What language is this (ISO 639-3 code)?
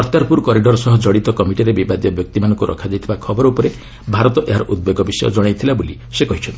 ori